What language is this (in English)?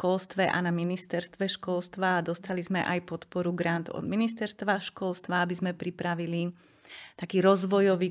Slovak